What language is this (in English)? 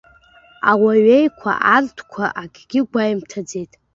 Abkhazian